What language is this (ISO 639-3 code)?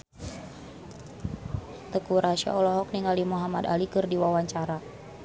sun